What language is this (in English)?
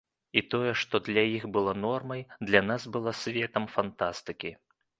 Belarusian